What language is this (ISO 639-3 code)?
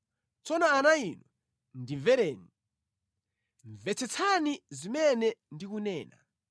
nya